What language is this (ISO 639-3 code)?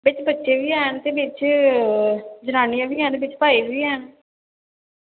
doi